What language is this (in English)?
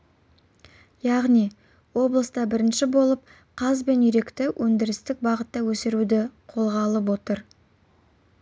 Kazakh